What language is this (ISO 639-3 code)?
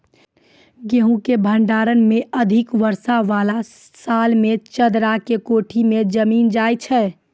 mai